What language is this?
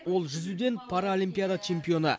Kazakh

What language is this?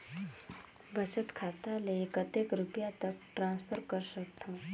Chhattisgarhi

